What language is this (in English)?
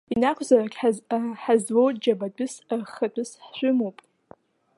Abkhazian